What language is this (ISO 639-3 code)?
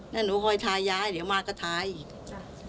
tha